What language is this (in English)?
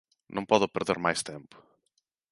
Galician